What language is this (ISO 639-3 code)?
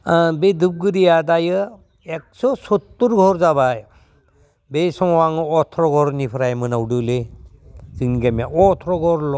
brx